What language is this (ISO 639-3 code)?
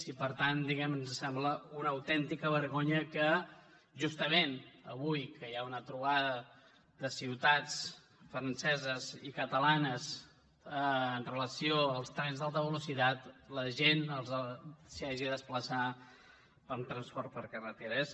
cat